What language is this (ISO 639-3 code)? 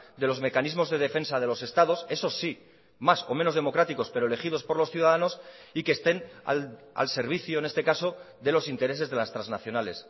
spa